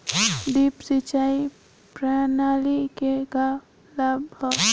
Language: Bhojpuri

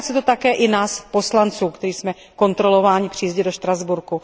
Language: Czech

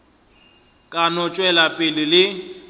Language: Northern Sotho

